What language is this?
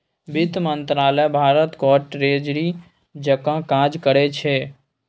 Maithili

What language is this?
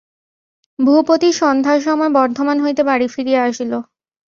Bangla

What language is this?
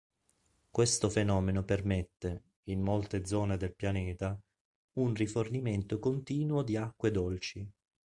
Italian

